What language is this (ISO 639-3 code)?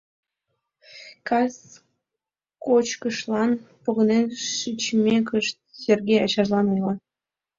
chm